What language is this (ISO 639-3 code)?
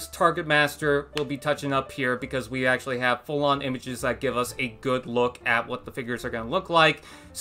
eng